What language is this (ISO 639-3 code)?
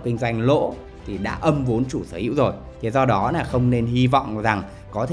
vie